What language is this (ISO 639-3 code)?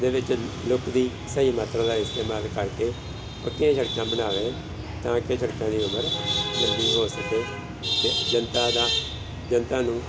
pan